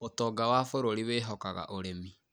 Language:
Kikuyu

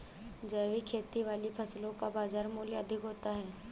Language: Hindi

